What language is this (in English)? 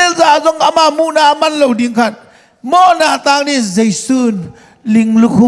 Indonesian